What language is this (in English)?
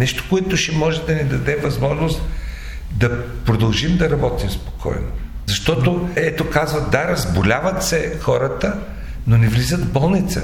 Bulgarian